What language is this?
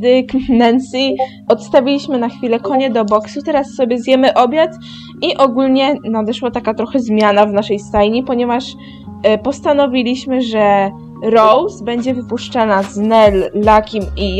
Polish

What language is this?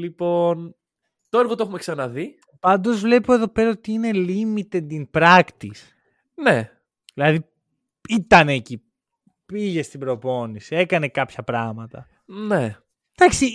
Greek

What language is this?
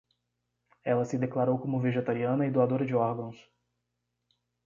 Portuguese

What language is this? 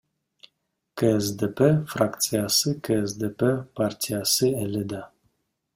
Kyrgyz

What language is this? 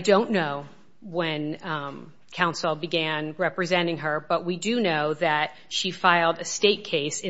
English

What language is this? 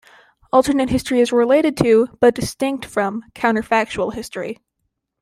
English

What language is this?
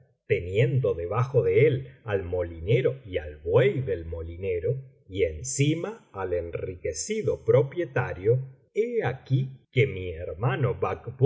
Spanish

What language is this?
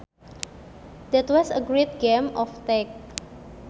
Sundanese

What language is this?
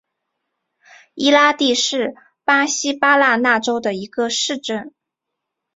Chinese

